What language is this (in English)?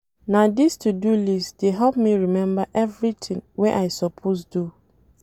Nigerian Pidgin